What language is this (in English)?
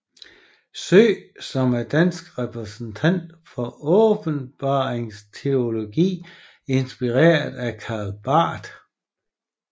Danish